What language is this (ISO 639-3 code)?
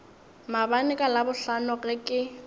nso